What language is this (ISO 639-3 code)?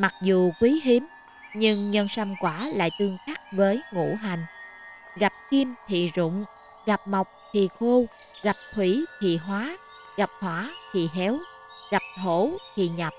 vie